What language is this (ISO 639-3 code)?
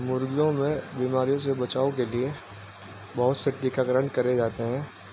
urd